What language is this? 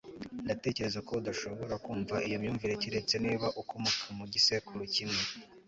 Kinyarwanda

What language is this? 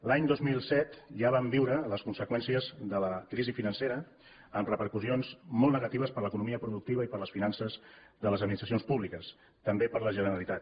Catalan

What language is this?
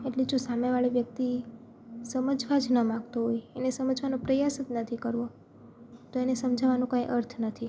Gujarati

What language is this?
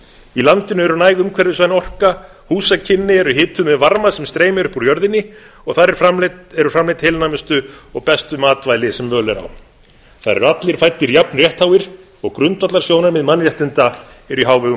Icelandic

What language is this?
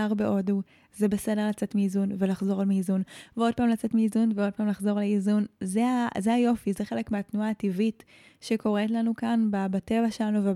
Hebrew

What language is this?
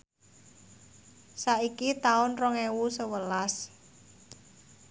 Javanese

